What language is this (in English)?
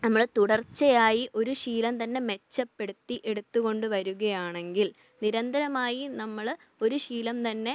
Malayalam